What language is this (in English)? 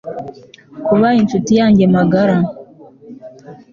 Kinyarwanda